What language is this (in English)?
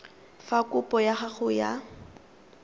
Tswana